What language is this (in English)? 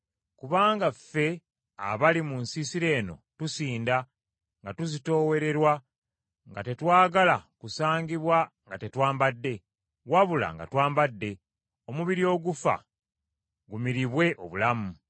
Ganda